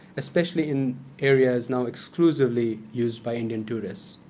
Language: English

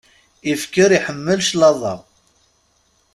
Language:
Kabyle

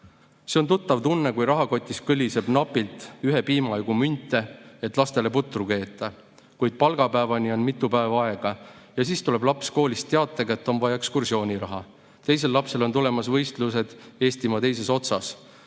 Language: Estonian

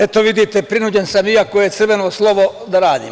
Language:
Serbian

